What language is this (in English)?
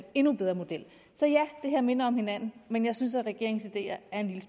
Danish